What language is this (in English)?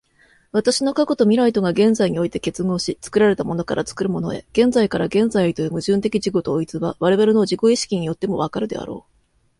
Japanese